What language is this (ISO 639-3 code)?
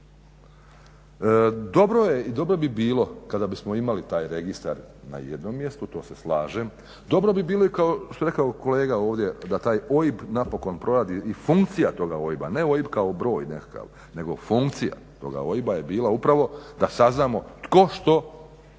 hrv